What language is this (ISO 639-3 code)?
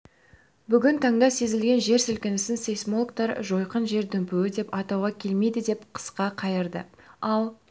kaz